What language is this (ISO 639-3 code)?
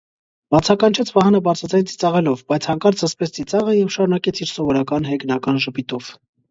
hye